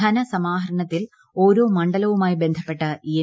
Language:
Malayalam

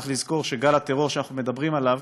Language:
Hebrew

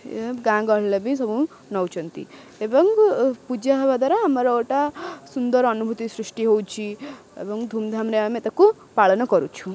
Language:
Odia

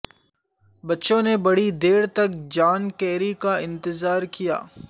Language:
Urdu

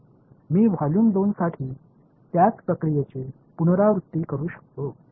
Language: Marathi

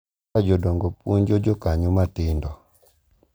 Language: Luo (Kenya and Tanzania)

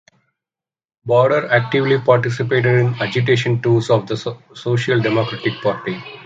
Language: English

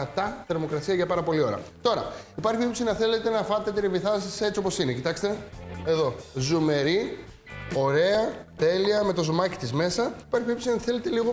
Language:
Greek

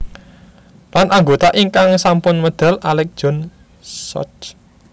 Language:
Javanese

